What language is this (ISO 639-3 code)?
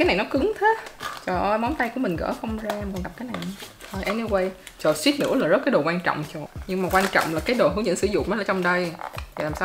vie